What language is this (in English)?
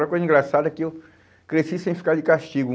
Portuguese